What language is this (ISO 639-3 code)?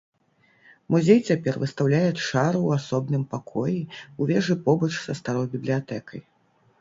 bel